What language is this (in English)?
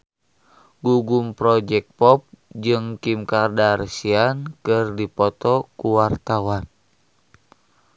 Sundanese